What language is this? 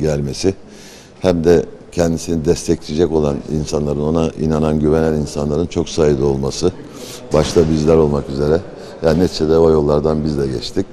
Turkish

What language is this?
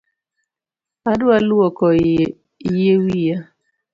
Luo (Kenya and Tanzania)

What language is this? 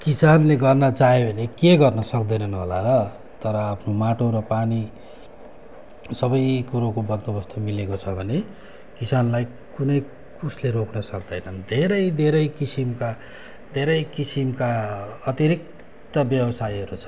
Nepali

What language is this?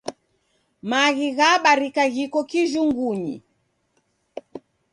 Taita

